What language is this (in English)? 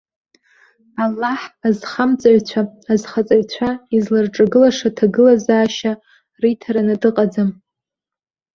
Abkhazian